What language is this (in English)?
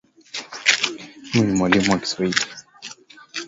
Swahili